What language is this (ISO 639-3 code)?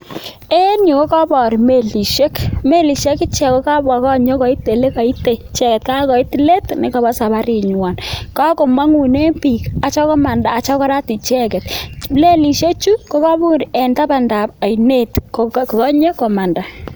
kln